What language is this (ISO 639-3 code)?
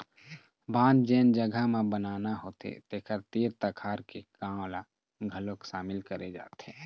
hne